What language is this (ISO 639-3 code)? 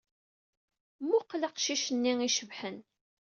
kab